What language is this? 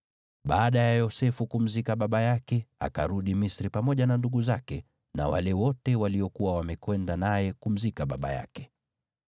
Swahili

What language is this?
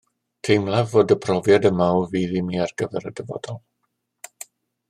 Welsh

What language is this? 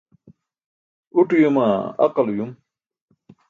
Burushaski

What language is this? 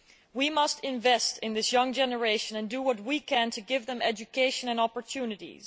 English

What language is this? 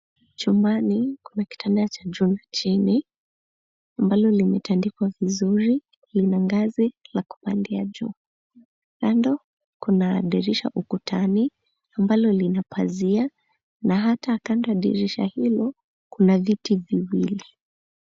Swahili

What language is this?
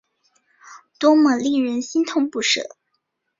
Chinese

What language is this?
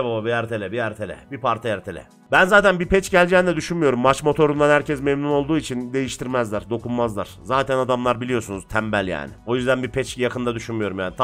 Turkish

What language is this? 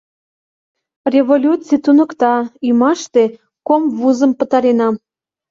Mari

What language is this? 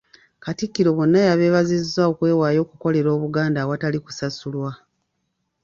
Ganda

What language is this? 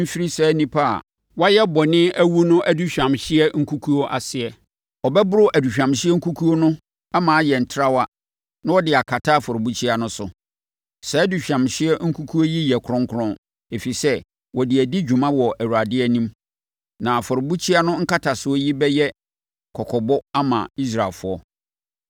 Akan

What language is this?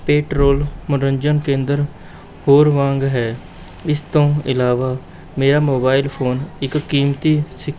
Punjabi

